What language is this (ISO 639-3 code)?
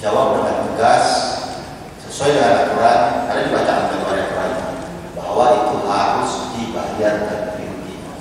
ind